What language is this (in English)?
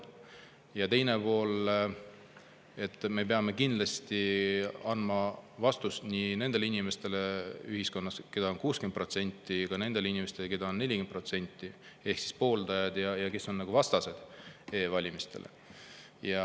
Estonian